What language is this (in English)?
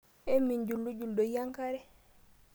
Masai